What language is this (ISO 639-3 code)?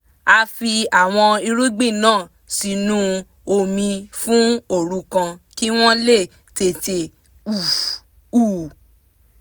yor